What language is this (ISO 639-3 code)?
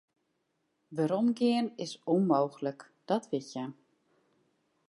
fry